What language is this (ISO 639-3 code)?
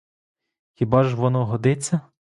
ukr